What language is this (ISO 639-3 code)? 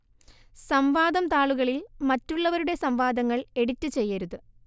mal